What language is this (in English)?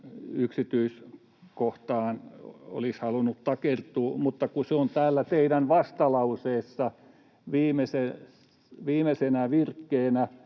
Finnish